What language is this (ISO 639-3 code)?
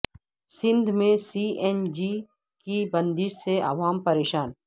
urd